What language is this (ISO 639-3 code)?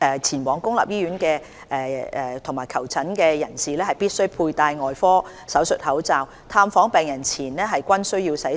yue